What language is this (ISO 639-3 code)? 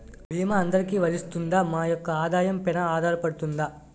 tel